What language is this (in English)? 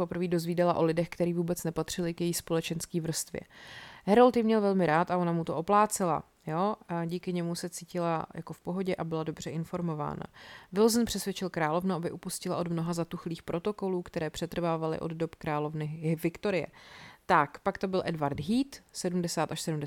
Czech